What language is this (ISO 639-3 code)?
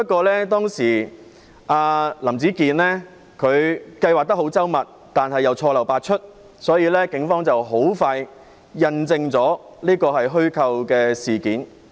yue